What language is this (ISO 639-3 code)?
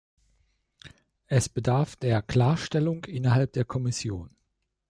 deu